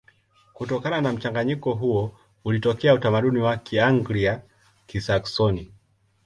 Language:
Swahili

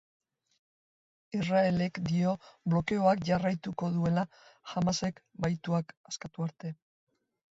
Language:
Basque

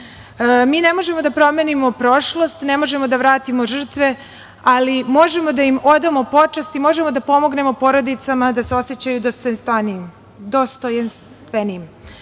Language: Serbian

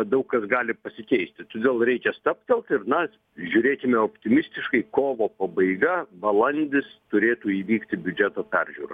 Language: Lithuanian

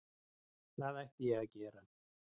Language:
Icelandic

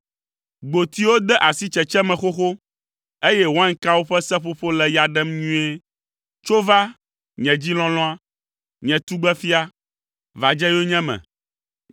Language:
Ewe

